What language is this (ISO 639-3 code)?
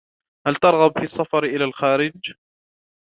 ara